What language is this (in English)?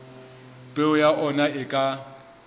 Southern Sotho